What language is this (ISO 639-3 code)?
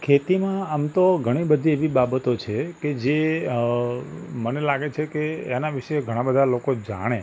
guj